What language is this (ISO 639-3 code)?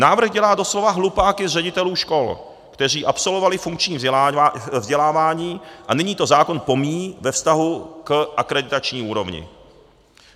ces